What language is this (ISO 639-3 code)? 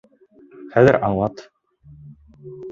bak